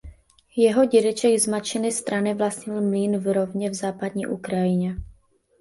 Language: Czech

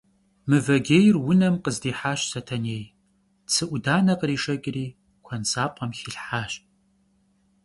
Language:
Kabardian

